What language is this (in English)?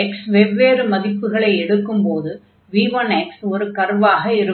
Tamil